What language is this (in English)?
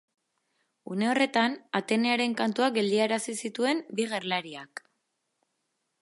Basque